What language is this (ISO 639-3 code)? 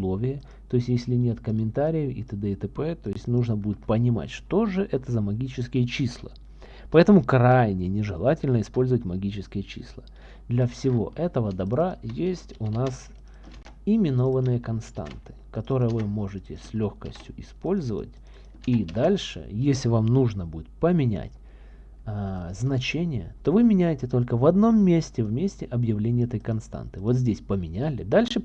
rus